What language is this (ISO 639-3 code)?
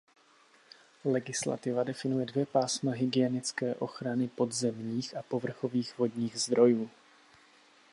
ces